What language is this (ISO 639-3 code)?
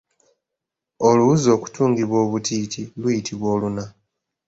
lug